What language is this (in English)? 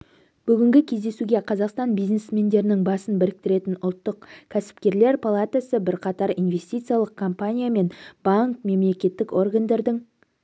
Kazakh